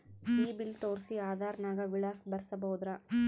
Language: Kannada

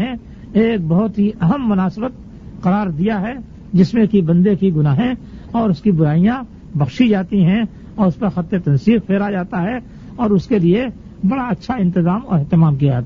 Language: Urdu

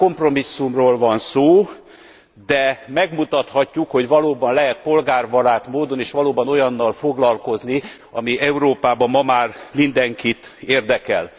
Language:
Hungarian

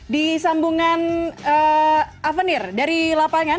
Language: Indonesian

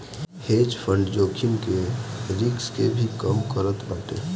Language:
Bhojpuri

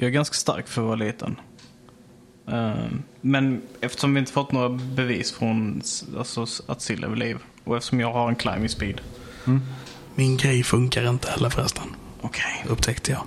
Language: Swedish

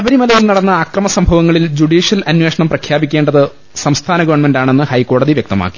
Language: Malayalam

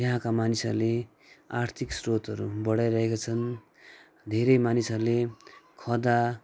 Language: Nepali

